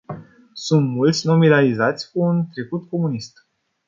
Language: Romanian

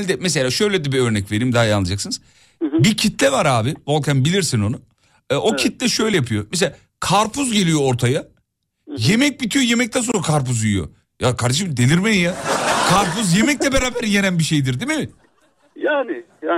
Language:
Turkish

